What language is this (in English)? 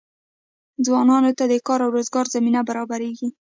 Pashto